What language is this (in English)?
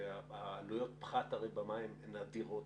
Hebrew